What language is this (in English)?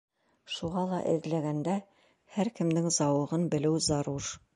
Bashkir